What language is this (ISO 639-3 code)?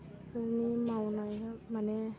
brx